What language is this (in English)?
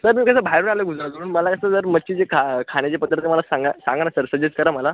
Marathi